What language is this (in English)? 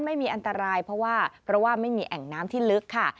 Thai